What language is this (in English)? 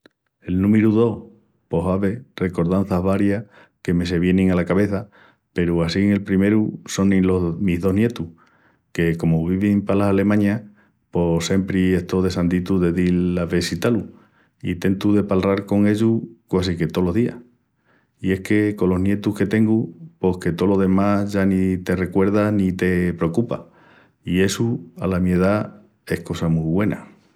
Extremaduran